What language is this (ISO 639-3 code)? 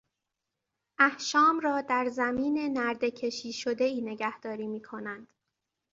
fas